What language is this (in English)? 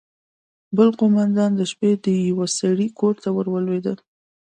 Pashto